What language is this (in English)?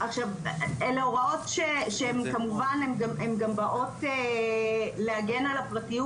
Hebrew